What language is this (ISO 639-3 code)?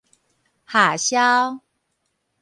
nan